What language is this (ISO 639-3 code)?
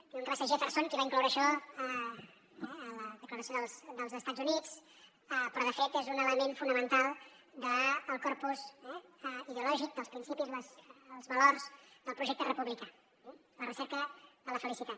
cat